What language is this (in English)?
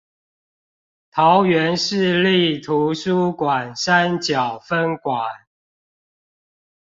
Chinese